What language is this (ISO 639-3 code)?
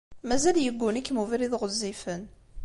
kab